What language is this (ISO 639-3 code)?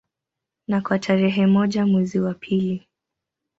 swa